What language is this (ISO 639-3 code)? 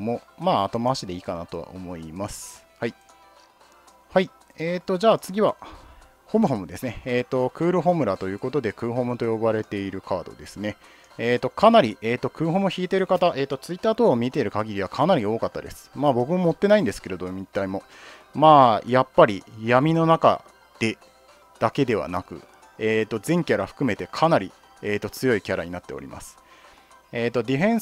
jpn